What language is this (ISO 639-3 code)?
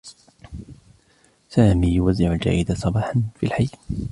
ara